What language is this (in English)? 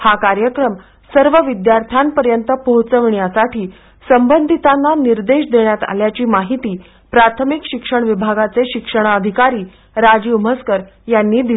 Marathi